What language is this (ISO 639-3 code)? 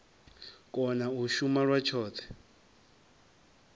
ven